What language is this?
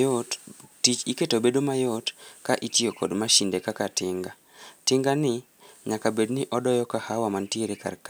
Luo (Kenya and Tanzania)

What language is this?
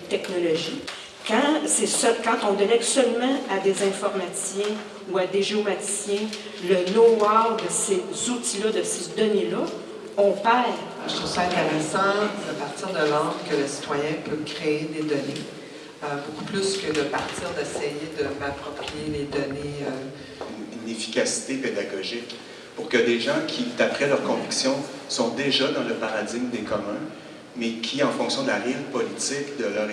French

